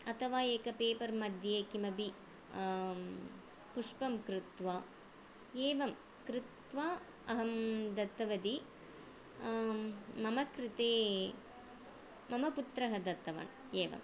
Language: Sanskrit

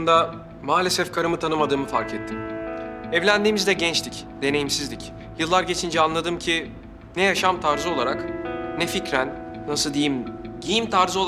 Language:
Turkish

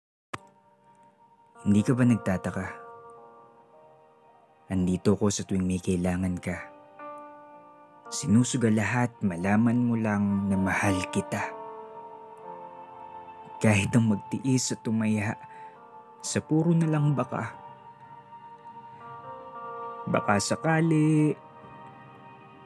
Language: Filipino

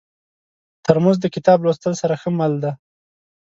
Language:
Pashto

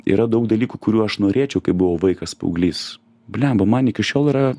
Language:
Lithuanian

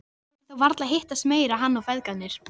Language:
Icelandic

